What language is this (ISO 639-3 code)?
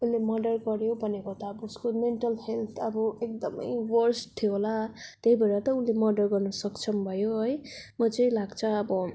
nep